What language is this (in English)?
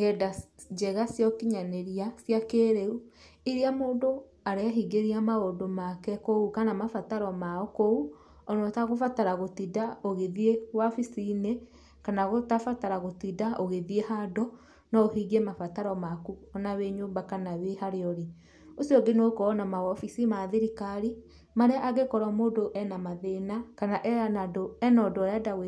Kikuyu